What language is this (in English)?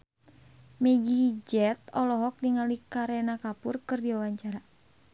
Sundanese